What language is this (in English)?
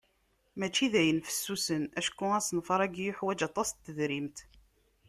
Kabyle